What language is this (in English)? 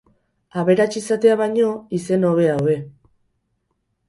Basque